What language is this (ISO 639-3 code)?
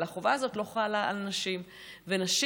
heb